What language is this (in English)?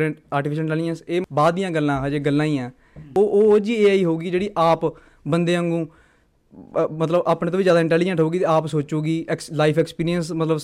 Punjabi